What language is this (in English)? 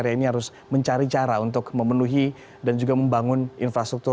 Indonesian